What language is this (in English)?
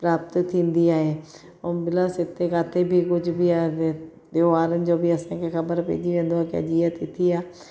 Sindhi